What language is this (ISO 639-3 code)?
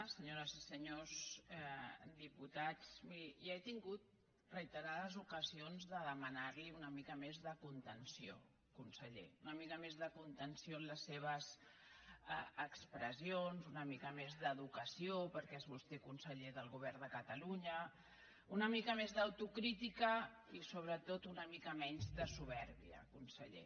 cat